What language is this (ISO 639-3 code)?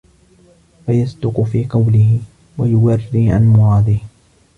ara